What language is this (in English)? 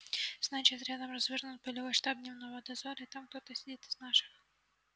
Russian